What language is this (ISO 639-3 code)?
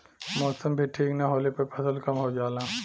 bho